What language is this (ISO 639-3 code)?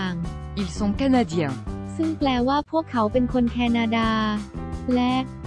tha